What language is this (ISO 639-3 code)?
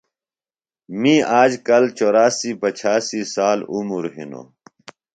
phl